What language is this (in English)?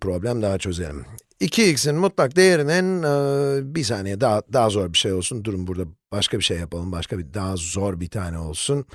Turkish